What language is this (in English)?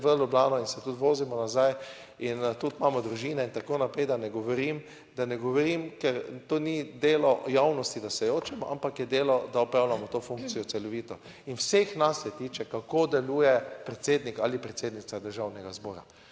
Slovenian